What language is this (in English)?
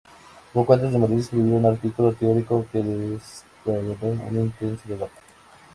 Spanish